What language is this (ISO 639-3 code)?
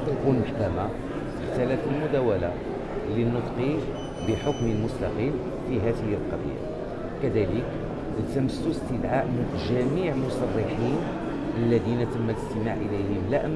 ara